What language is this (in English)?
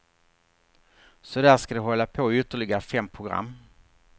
Swedish